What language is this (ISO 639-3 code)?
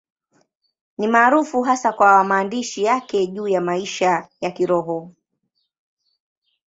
swa